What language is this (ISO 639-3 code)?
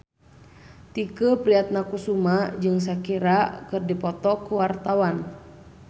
sun